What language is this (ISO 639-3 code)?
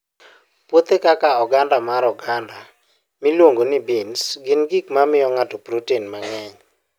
luo